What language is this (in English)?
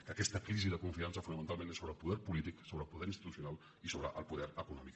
Catalan